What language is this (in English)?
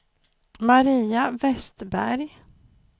Swedish